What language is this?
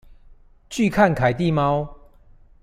Chinese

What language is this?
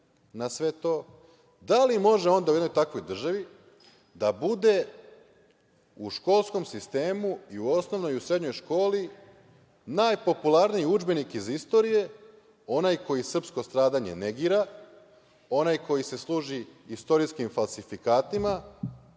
Serbian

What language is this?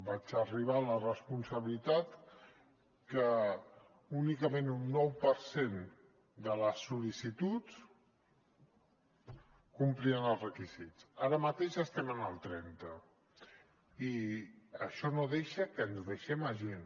Catalan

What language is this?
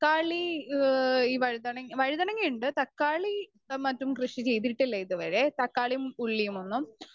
Malayalam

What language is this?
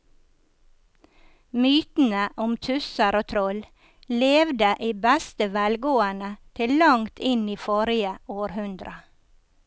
Norwegian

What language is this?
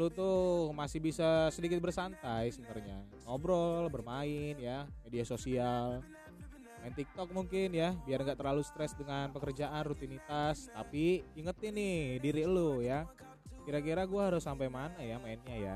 Indonesian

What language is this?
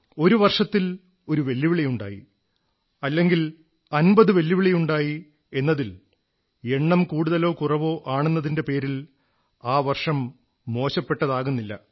Malayalam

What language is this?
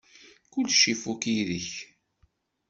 Kabyle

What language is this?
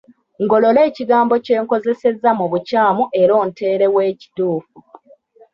Ganda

